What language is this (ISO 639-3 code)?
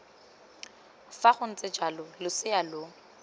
tsn